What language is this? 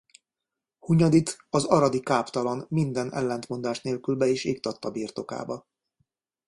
Hungarian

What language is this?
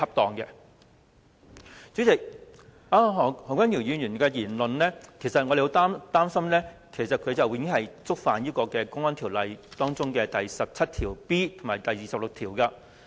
Cantonese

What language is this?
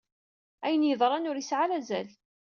Kabyle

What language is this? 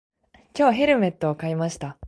Japanese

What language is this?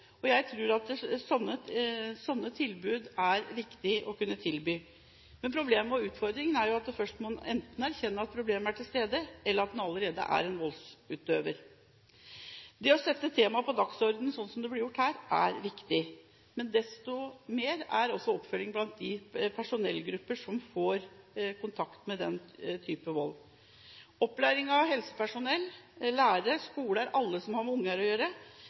Norwegian Bokmål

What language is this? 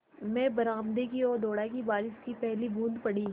Hindi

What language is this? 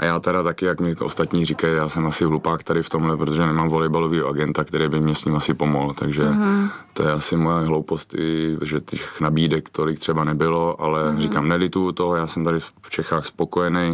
Czech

